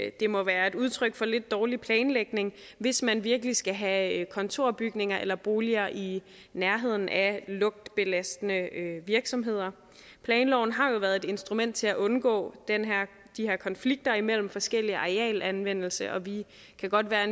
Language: Danish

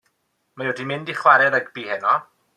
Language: Welsh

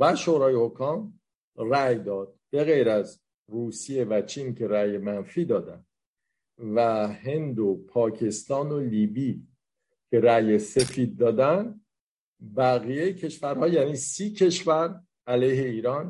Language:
Persian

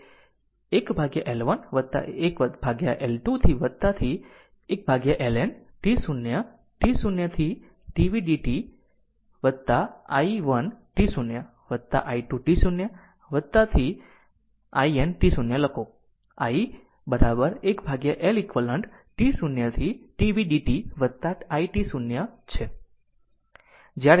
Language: Gujarati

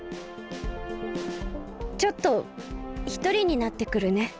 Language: Japanese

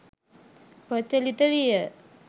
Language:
Sinhala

